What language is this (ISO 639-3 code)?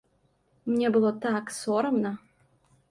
bel